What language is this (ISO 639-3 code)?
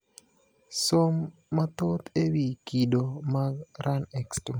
luo